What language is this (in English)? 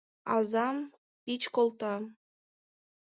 Mari